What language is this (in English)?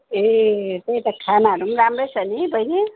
Nepali